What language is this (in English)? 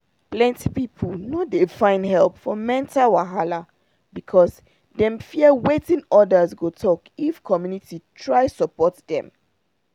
Nigerian Pidgin